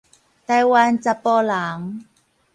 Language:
Min Nan Chinese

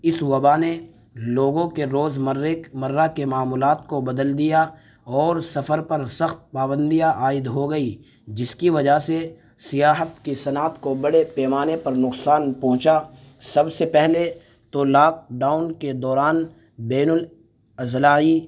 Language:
Urdu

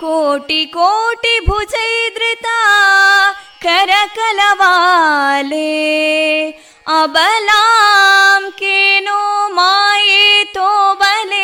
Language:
Kannada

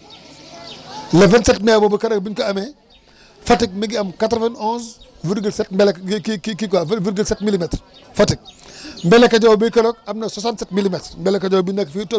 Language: Wolof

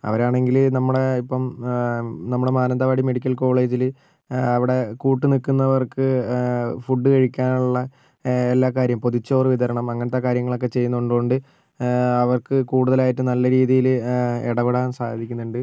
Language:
Malayalam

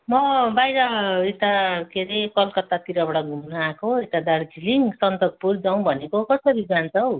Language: Nepali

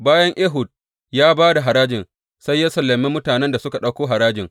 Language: Hausa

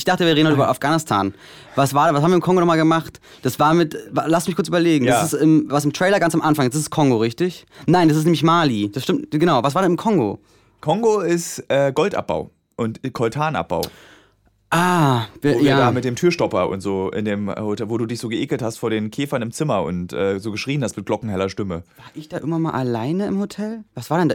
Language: German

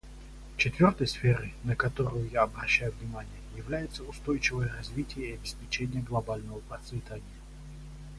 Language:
Russian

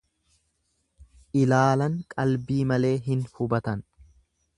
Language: Oromo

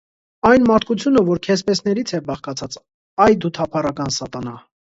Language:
Armenian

